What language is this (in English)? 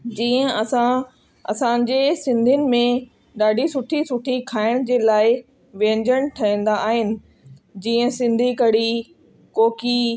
Sindhi